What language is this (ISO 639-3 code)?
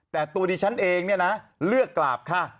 tha